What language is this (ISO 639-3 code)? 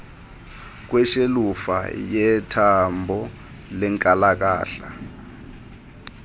xho